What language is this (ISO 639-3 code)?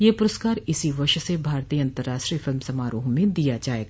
hin